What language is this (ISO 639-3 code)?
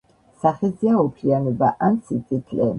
kat